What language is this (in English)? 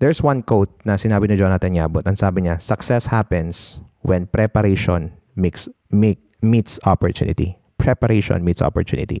Filipino